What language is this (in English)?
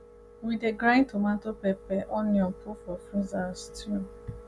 Nigerian Pidgin